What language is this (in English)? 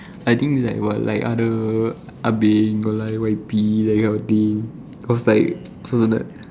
English